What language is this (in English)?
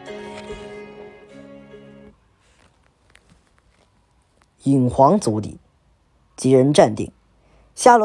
Chinese